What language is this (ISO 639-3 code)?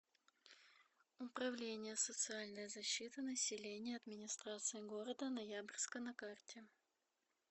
rus